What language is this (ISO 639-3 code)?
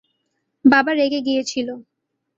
ben